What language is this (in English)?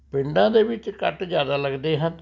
Punjabi